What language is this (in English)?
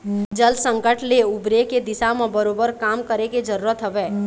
Chhattisgarhi